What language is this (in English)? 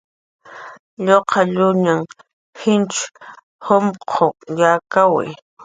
Jaqaru